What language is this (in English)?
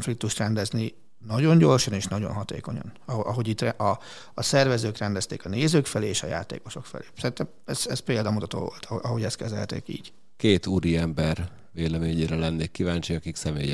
Hungarian